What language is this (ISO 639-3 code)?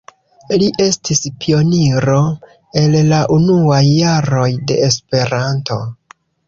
epo